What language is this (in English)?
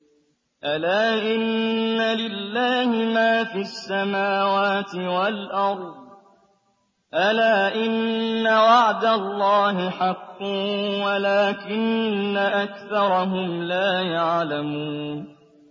Arabic